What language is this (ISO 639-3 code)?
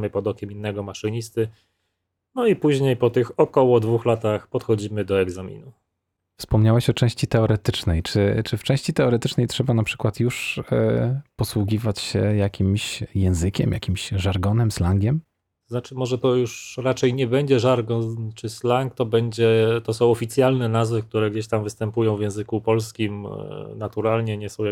pol